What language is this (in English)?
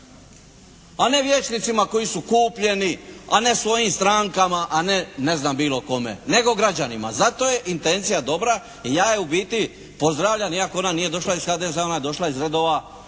Croatian